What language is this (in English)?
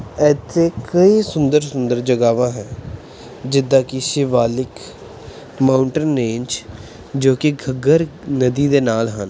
Punjabi